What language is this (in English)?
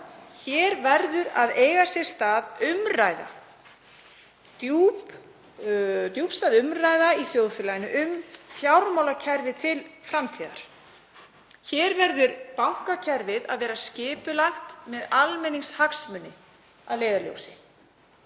Icelandic